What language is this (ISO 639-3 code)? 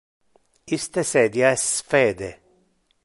ina